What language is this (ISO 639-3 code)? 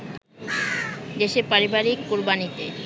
ben